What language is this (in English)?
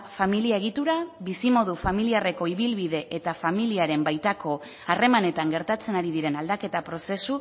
Basque